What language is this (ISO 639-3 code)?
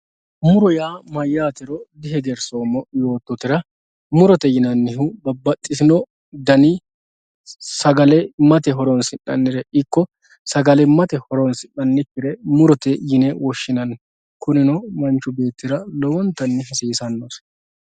sid